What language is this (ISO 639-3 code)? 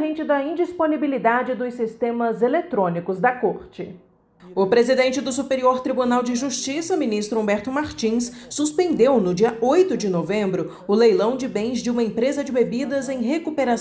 por